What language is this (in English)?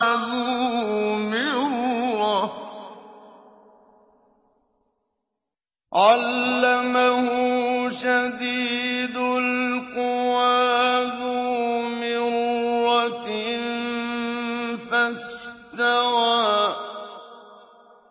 Arabic